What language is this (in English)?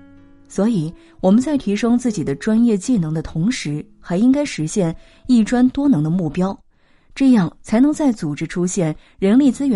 Chinese